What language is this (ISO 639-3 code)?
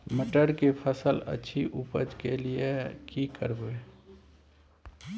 mai